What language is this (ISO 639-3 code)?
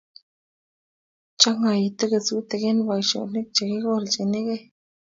kln